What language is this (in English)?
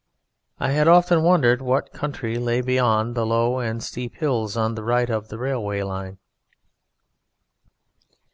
English